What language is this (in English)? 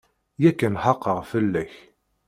Kabyle